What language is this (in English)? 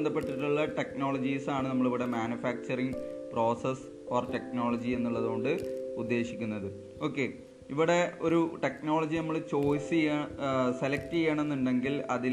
Malayalam